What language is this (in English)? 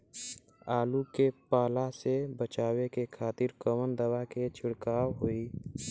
Bhojpuri